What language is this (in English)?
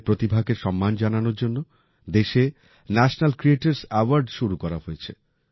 Bangla